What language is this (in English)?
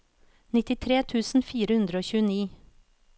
Norwegian